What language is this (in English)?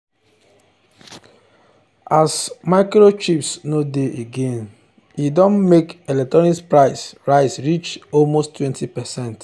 Nigerian Pidgin